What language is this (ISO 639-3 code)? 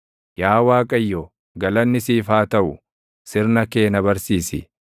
orm